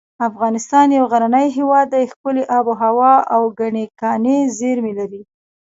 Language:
Pashto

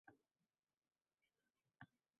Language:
Uzbek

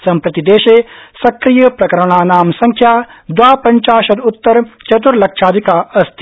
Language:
Sanskrit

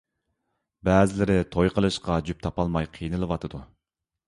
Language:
Uyghur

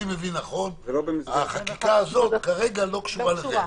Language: Hebrew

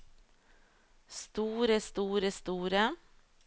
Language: Norwegian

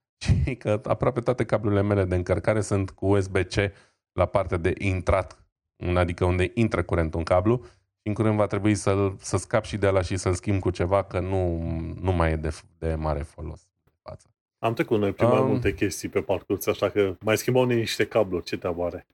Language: Romanian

